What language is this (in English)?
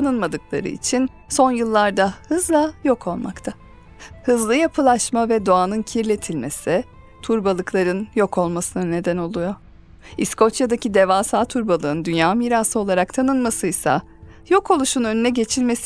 Turkish